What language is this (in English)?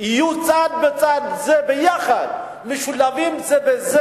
Hebrew